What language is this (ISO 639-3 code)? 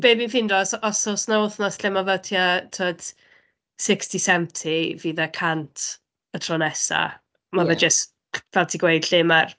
cym